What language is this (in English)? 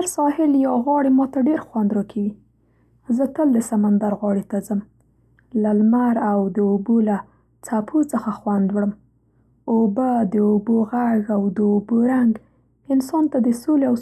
Central Pashto